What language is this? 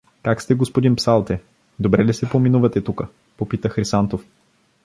Bulgarian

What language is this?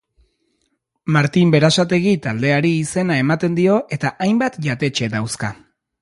Basque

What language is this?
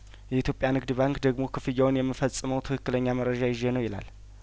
Amharic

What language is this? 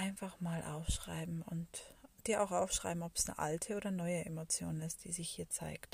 German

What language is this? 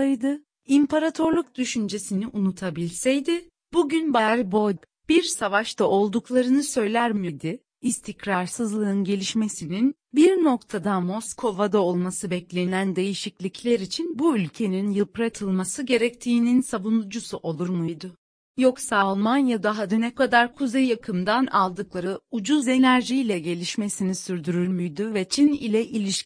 Turkish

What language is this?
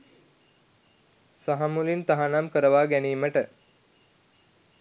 Sinhala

